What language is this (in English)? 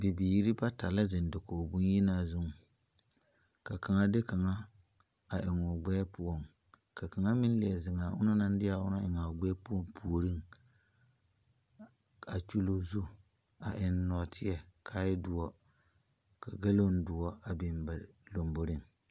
Southern Dagaare